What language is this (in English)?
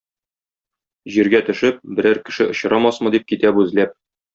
Tatar